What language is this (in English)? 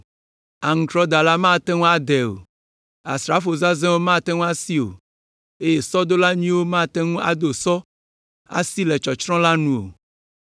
Ewe